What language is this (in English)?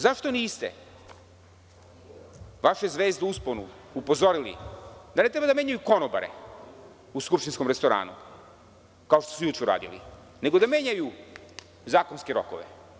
Serbian